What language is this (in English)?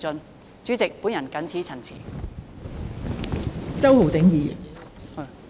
Cantonese